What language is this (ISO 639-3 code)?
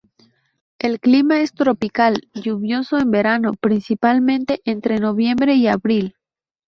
spa